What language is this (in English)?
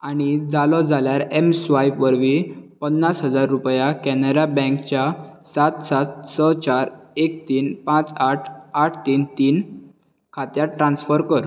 Konkani